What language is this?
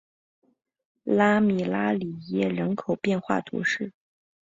Chinese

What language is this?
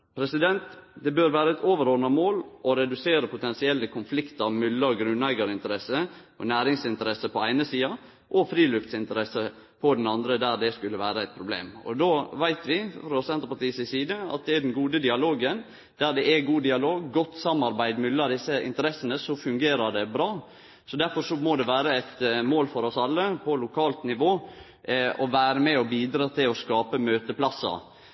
Norwegian Nynorsk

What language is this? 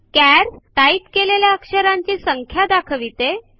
Marathi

